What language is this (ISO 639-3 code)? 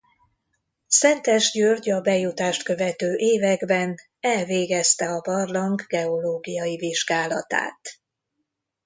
hun